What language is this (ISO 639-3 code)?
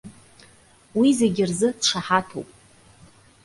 abk